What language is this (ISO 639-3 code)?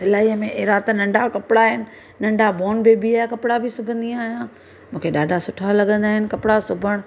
snd